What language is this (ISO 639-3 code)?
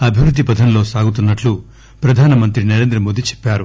tel